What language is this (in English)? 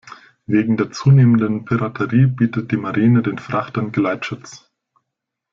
German